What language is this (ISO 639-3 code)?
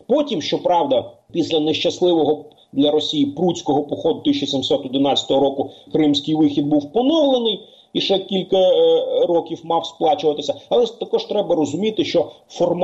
ukr